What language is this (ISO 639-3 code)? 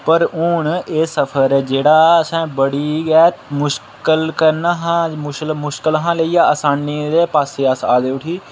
doi